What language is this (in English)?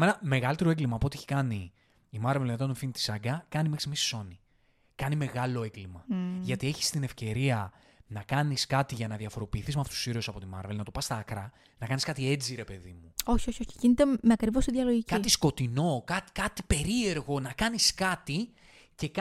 Greek